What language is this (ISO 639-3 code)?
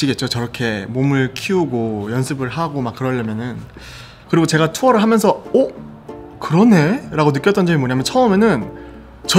kor